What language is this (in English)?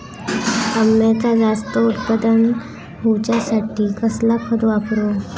Marathi